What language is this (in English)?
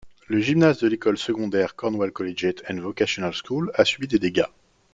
French